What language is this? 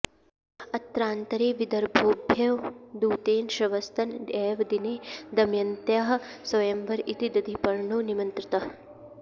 Sanskrit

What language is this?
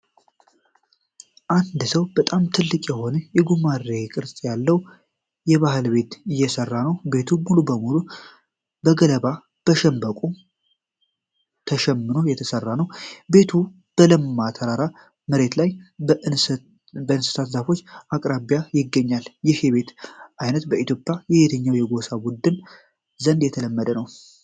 Amharic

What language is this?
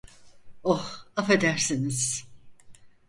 Turkish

